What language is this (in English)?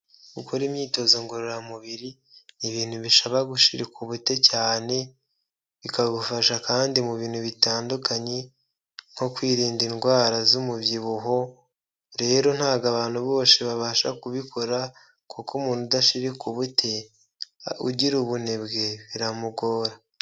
Kinyarwanda